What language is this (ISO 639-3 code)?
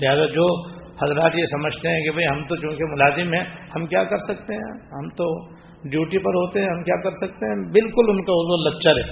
urd